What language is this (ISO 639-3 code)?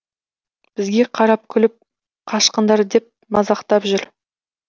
kaz